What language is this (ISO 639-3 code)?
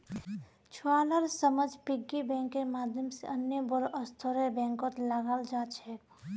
mag